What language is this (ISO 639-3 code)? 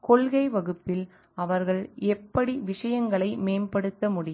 tam